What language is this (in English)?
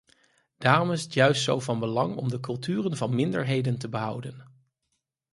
Dutch